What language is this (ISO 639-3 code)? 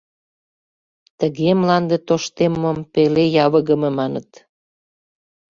chm